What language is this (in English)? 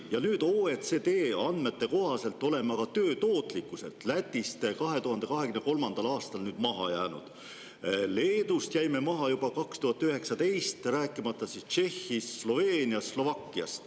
Estonian